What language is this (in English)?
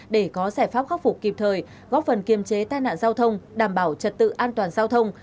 Vietnamese